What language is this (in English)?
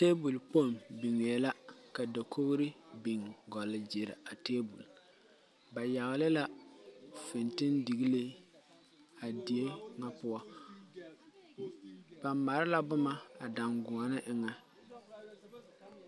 Southern Dagaare